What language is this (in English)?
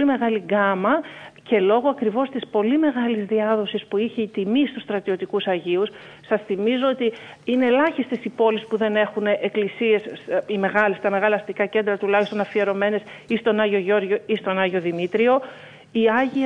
Greek